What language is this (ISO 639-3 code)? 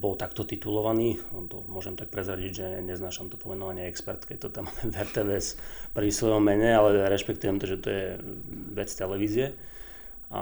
slk